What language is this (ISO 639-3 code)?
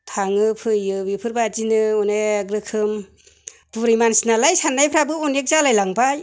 brx